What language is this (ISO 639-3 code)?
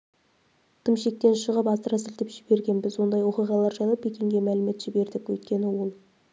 kaz